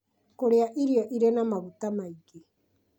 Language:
Kikuyu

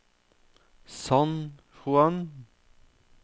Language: Norwegian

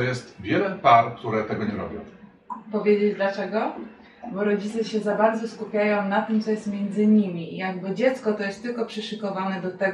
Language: Polish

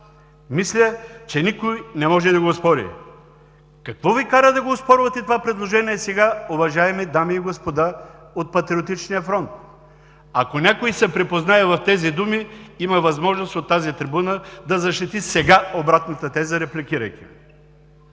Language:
Bulgarian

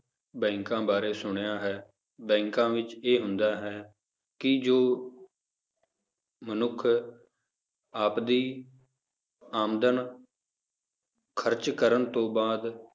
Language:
Punjabi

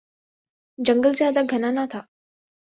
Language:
Urdu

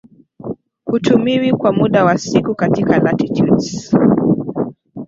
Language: Swahili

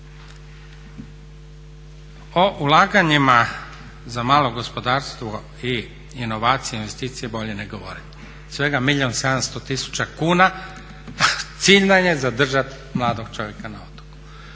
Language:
Croatian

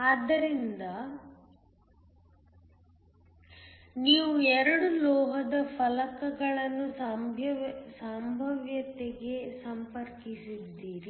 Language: Kannada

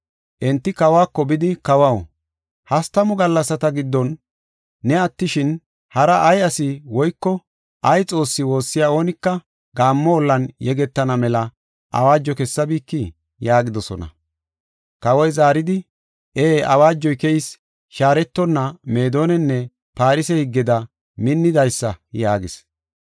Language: Gofa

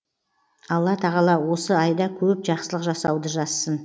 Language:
Kazakh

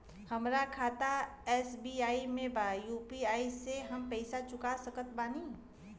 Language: Bhojpuri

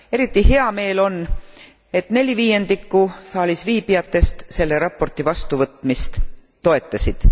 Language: Estonian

